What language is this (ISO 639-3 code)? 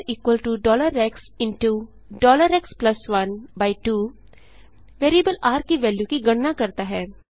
hin